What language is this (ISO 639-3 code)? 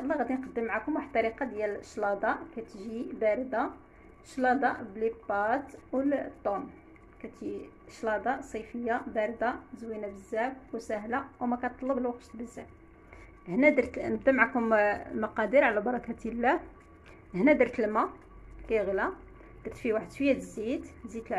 ara